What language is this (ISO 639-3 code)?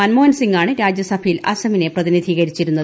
mal